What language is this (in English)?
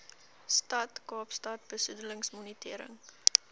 Afrikaans